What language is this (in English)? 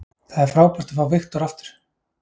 Icelandic